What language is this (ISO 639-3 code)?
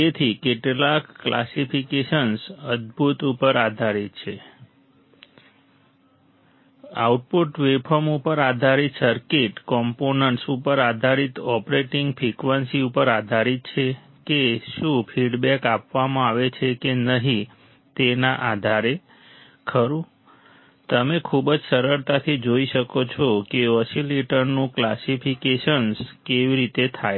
guj